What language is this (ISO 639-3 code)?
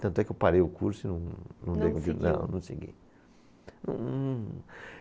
por